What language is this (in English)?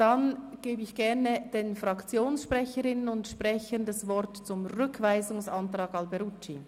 Swiss German